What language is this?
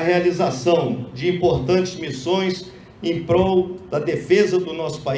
Portuguese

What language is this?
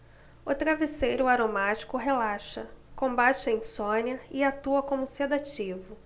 Portuguese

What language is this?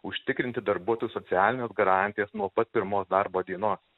Lithuanian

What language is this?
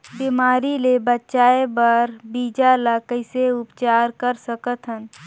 Chhattisgarhi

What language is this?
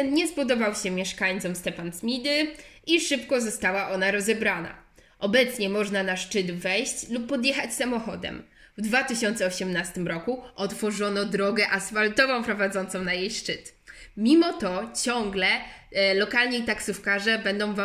Polish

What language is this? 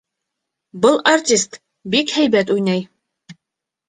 Bashkir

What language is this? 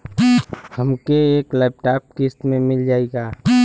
Bhojpuri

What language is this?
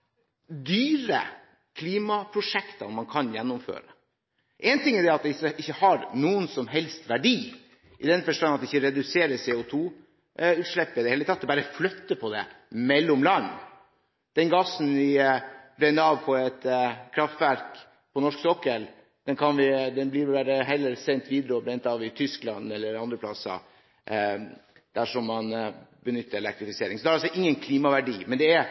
Norwegian Bokmål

